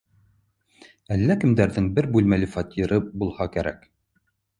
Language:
Bashkir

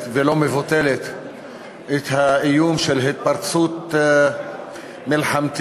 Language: Hebrew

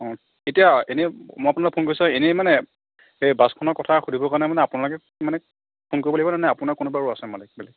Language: Assamese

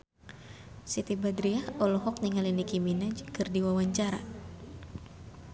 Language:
Sundanese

